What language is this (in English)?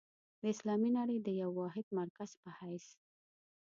Pashto